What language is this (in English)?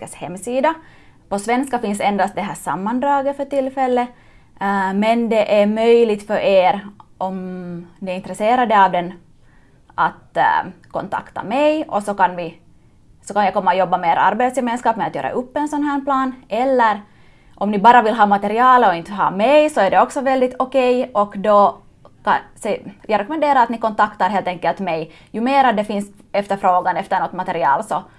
Swedish